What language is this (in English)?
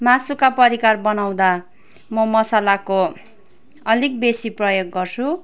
Nepali